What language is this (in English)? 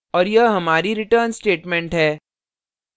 Hindi